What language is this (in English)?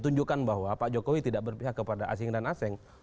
Indonesian